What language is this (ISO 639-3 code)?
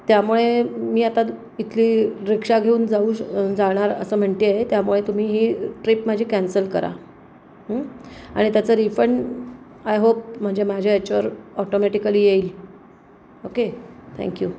mar